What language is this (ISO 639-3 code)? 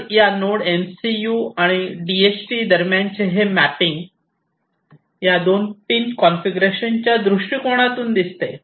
mar